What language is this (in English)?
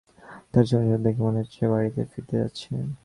Bangla